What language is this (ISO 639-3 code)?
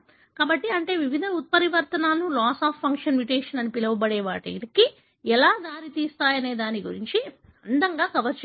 tel